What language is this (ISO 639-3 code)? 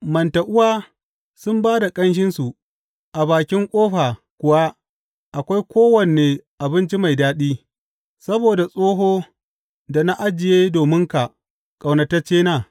hau